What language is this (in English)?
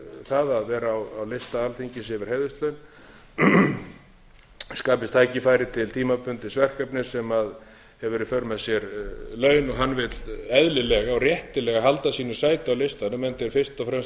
Icelandic